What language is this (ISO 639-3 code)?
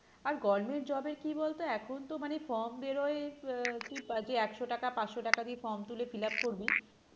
ben